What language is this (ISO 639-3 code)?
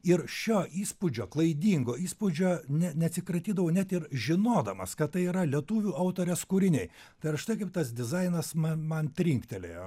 lit